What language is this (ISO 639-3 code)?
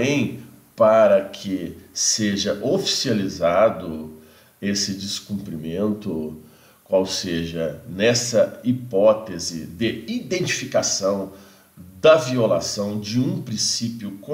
por